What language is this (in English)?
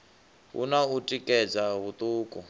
Venda